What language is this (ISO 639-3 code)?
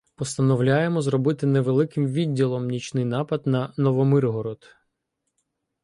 ukr